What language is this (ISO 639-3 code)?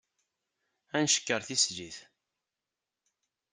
kab